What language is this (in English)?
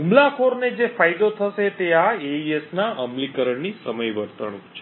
Gujarati